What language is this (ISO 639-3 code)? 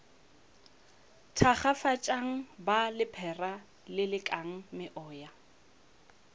nso